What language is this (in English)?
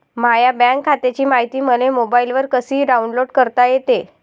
Marathi